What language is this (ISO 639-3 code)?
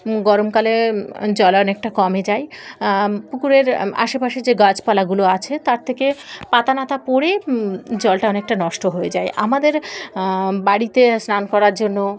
ben